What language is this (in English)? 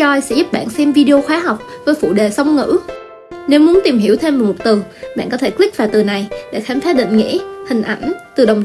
Vietnamese